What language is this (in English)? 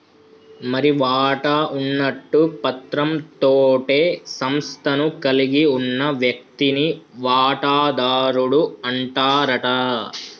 Telugu